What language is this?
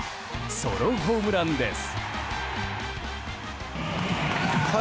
Japanese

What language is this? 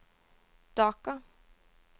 Norwegian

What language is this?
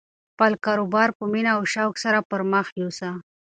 Pashto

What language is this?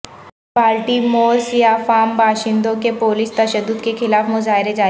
Urdu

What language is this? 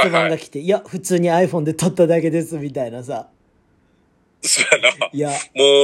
Japanese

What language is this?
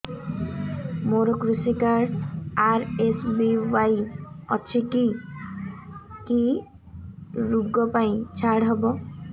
Odia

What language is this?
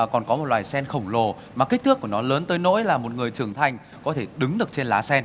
Vietnamese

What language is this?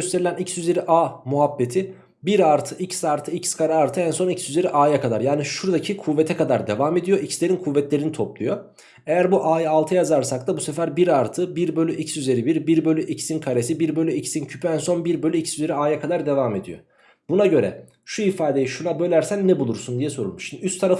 Turkish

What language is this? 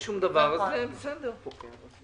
Hebrew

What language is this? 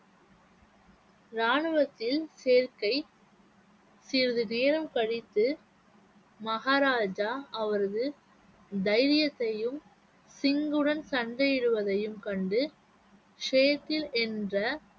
Tamil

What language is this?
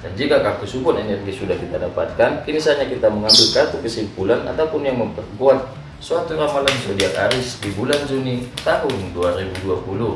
Indonesian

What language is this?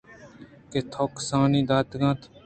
Eastern Balochi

